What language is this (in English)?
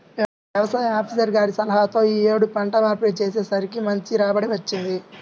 Telugu